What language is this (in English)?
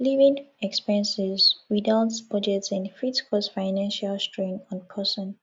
Nigerian Pidgin